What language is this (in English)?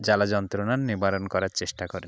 Bangla